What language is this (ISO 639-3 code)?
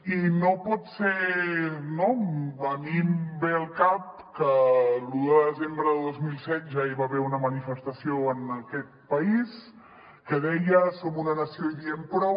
cat